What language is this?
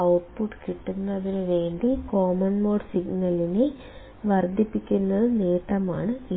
Malayalam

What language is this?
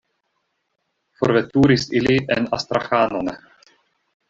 Esperanto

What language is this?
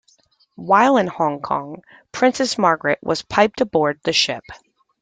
English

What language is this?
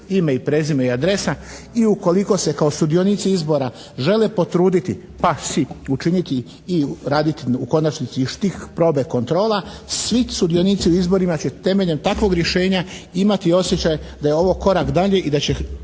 Croatian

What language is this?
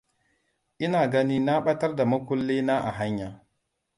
Hausa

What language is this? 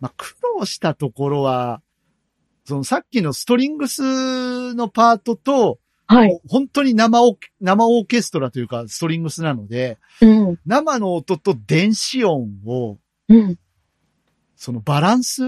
Japanese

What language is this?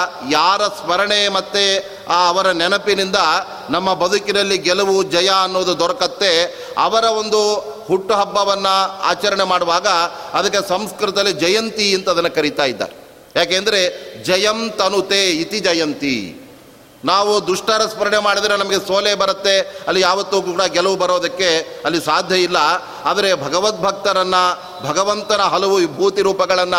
Kannada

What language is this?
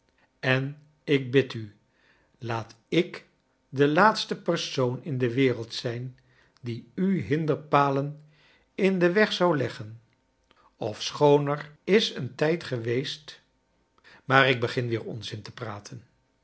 Dutch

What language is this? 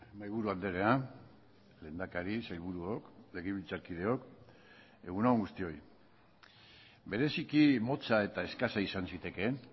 Basque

